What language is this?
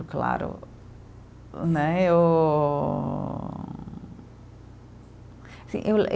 Portuguese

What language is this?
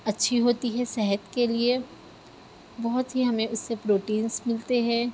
Urdu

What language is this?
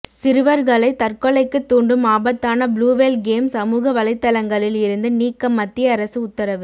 Tamil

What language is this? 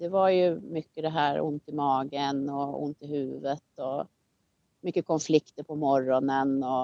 Swedish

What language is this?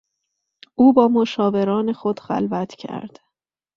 Persian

